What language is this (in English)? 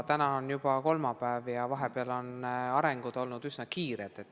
Estonian